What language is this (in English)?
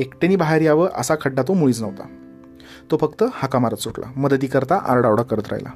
Marathi